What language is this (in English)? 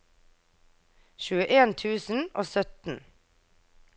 Norwegian